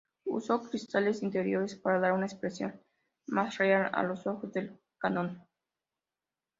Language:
Spanish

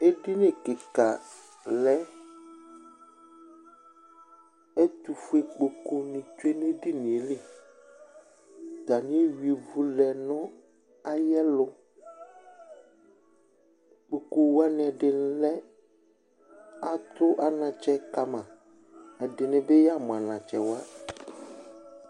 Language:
Ikposo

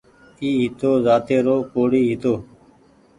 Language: Goaria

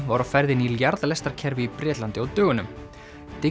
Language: Icelandic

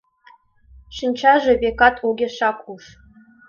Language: Mari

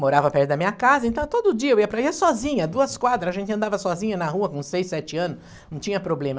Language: Portuguese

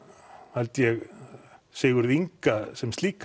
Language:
Icelandic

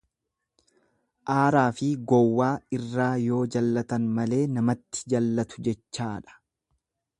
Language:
Oromo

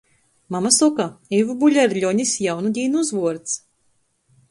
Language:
Latgalian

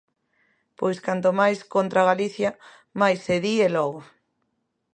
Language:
Galician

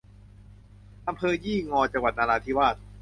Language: Thai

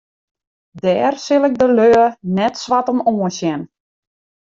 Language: Western Frisian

